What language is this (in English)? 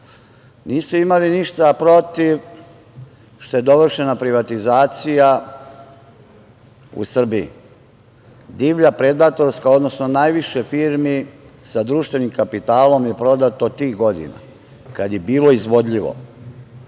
Serbian